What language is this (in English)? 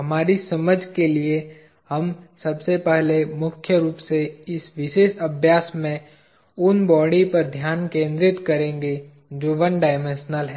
Hindi